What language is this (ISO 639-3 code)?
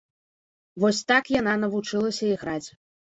bel